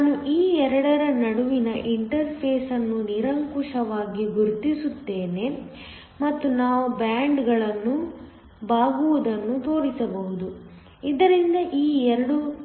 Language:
Kannada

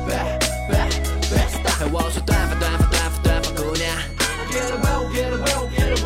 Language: Chinese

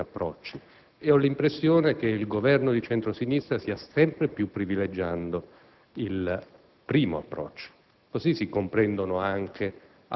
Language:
Italian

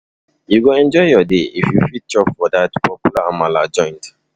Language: Nigerian Pidgin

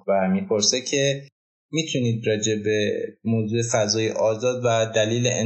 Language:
Persian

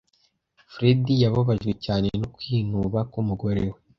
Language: Kinyarwanda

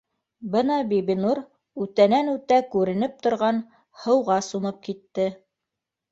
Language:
Bashkir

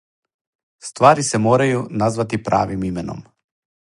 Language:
Serbian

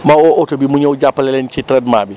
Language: Wolof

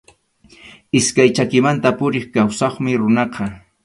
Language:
Arequipa-La Unión Quechua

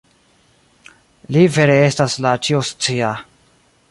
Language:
Esperanto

